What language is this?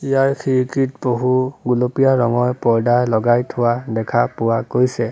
Assamese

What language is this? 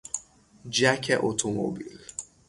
Persian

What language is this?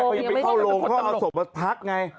Thai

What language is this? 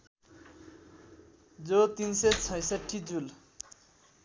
Nepali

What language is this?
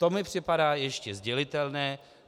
Czech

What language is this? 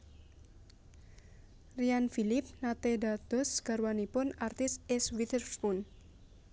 Javanese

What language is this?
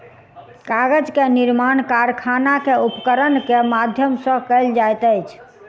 Maithili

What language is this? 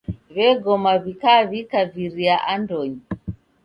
Taita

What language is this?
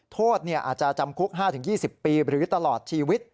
Thai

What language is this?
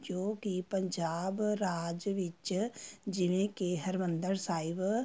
Punjabi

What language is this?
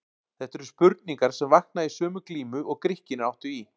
Icelandic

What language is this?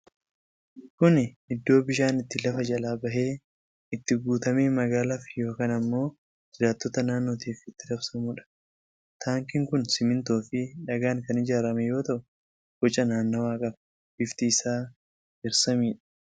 Oromo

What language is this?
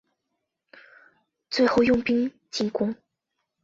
Chinese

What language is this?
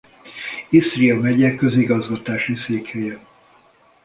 Hungarian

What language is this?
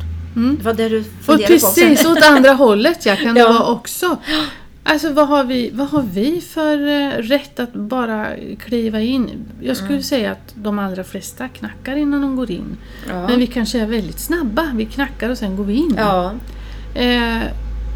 Swedish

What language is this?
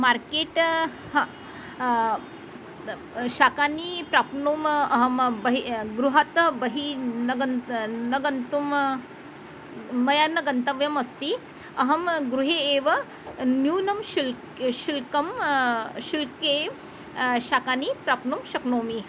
Sanskrit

